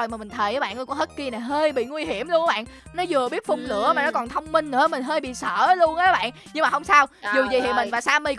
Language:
Vietnamese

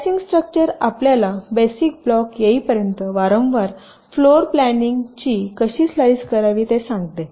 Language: Marathi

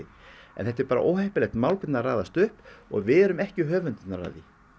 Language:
Icelandic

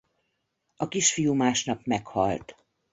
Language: Hungarian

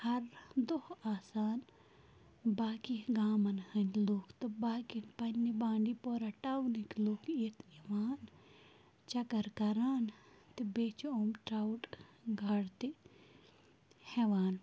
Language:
Kashmiri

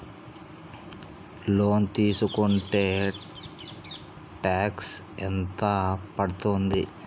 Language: Telugu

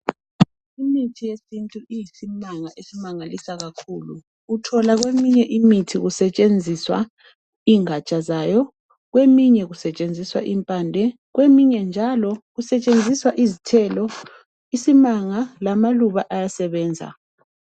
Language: North Ndebele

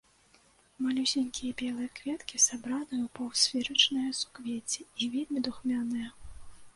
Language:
Belarusian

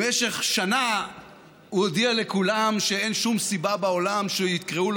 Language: Hebrew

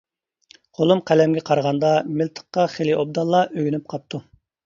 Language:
Uyghur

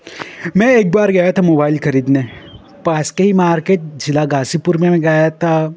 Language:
Hindi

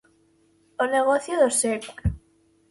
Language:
Galician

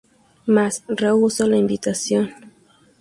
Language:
Spanish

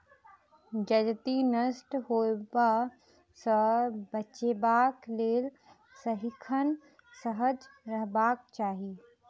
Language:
Maithili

